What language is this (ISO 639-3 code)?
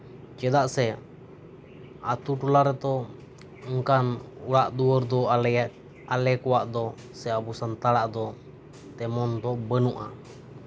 sat